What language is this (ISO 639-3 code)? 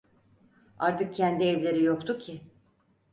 tur